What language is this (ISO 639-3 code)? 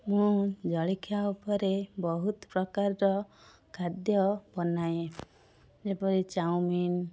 ori